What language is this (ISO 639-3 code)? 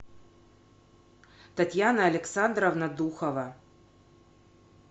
rus